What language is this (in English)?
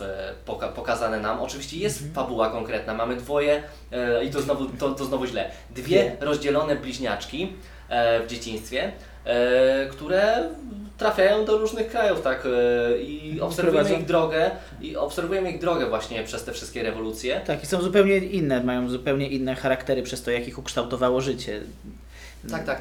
Polish